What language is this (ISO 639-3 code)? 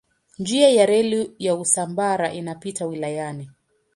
swa